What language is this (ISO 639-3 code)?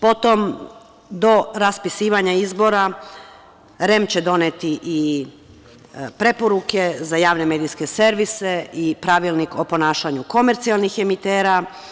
srp